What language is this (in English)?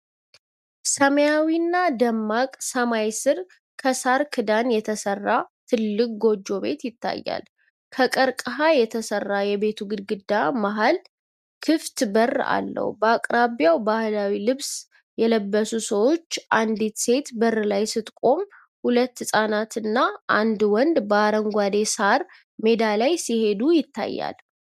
Amharic